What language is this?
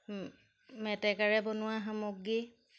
Assamese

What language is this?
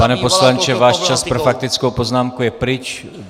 Czech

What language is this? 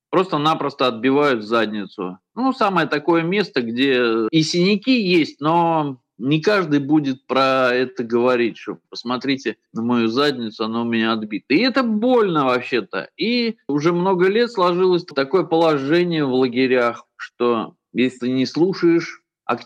Russian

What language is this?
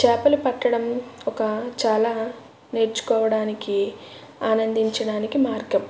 Telugu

